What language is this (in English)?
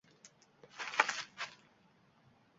Uzbek